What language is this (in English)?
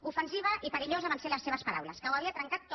Catalan